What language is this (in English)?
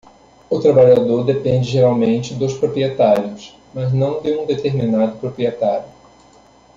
Portuguese